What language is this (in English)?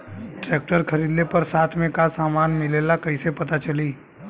Bhojpuri